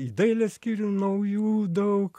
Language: Lithuanian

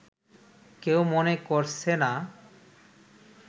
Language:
Bangla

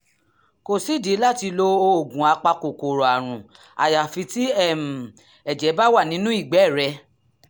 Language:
Yoruba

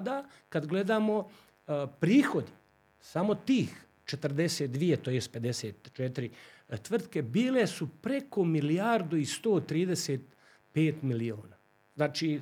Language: Croatian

